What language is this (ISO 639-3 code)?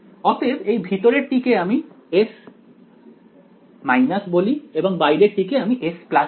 ben